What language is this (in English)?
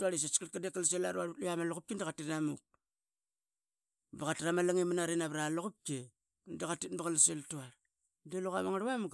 Qaqet